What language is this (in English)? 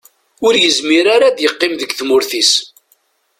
Kabyle